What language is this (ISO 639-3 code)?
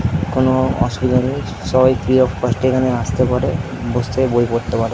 ben